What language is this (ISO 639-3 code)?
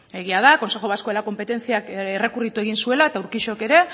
eus